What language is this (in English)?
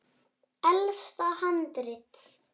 Icelandic